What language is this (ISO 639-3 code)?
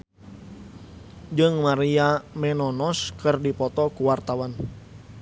sun